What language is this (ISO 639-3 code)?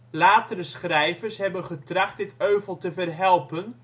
nld